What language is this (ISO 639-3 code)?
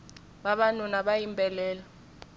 tso